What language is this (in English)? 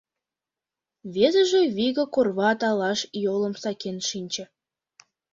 Mari